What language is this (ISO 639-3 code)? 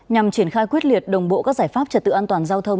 vie